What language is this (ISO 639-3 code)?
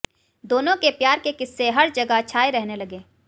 hin